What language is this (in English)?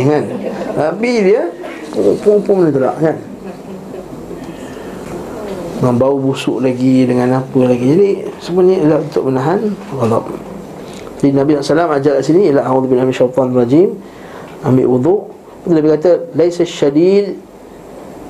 Malay